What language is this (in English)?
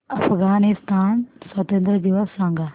Marathi